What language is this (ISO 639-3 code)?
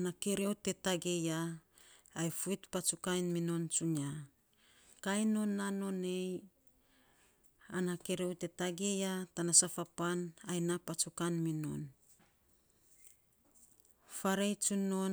sps